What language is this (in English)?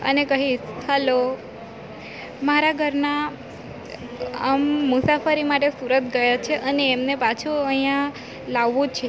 Gujarati